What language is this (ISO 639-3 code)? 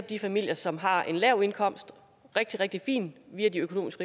dan